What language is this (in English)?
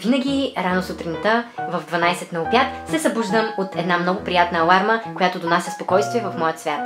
Bulgarian